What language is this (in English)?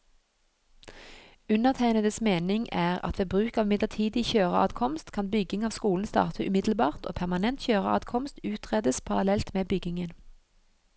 Norwegian